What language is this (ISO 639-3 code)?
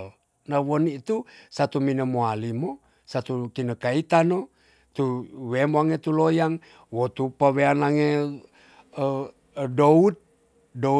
txs